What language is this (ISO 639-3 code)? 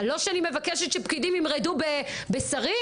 heb